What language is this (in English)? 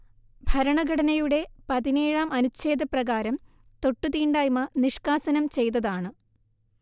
Malayalam